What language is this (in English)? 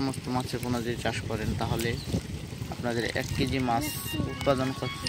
Bangla